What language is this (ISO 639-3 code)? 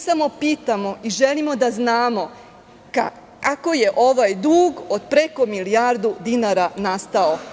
srp